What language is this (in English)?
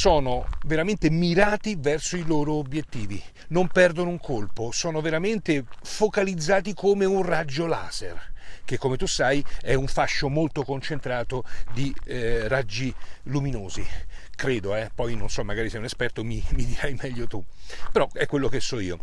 Italian